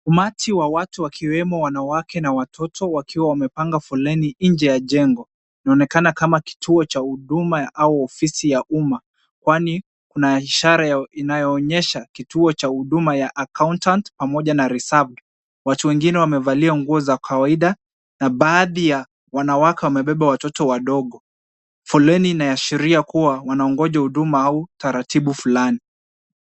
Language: Swahili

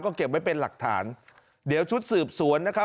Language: Thai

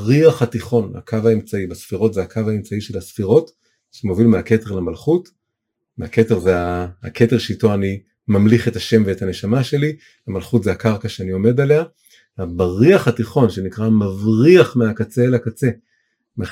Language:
Hebrew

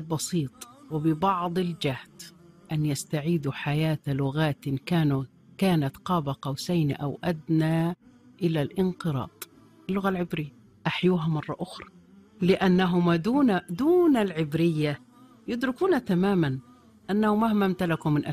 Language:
Arabic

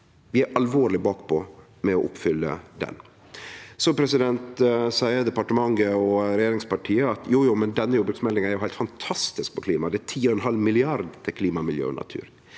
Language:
Norwegian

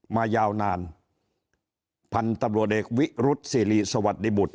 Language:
Thai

